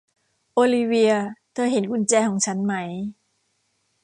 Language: Thai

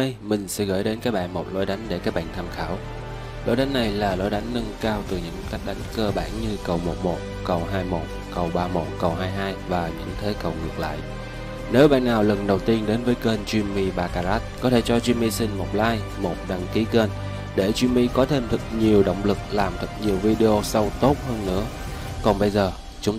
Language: Vietnamese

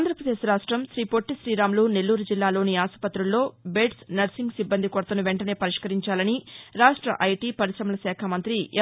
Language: Telugu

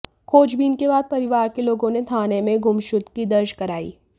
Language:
Hindi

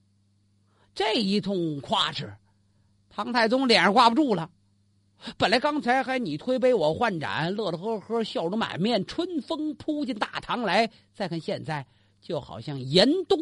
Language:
Chinese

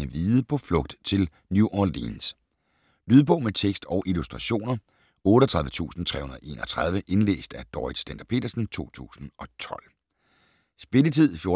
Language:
Danish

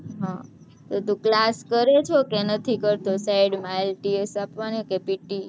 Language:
Gujarati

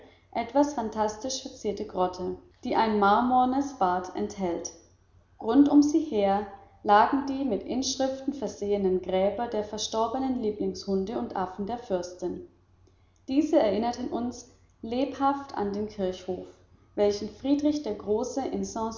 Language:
German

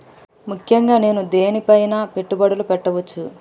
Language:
Telugu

